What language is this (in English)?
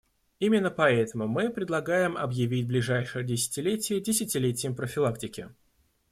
Russian